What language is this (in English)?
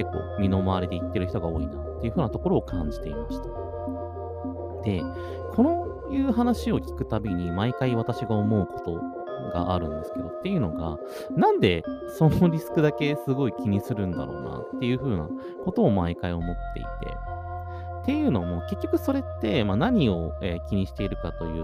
Japanese